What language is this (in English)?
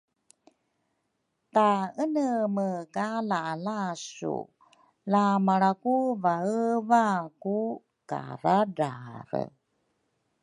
Rukai